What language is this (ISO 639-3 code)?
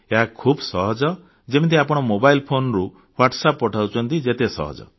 ori